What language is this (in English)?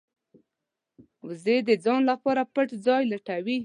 Pashto